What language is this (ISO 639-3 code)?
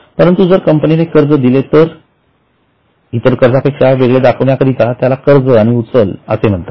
mar